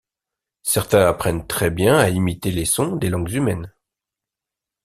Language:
French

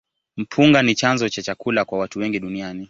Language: Swahili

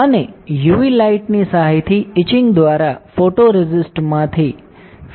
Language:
Gujarati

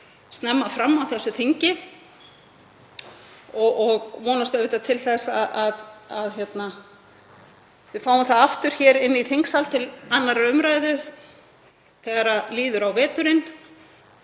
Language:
Icelandic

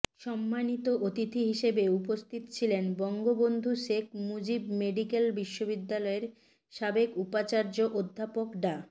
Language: Bangla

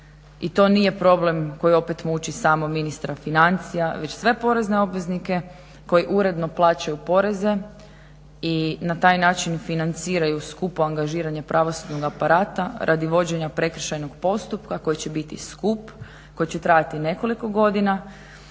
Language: Croatian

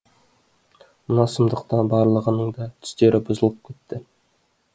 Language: Kazakh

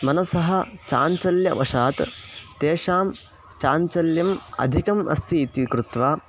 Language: Sanskrit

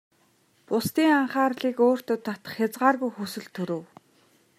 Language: Mongolian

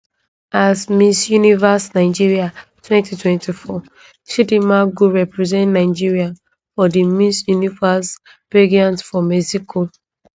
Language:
Nigerian Pidgin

